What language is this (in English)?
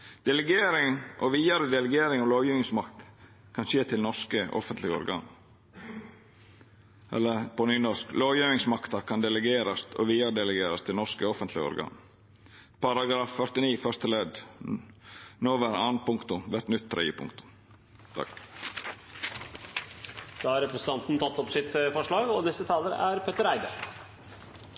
Norwegian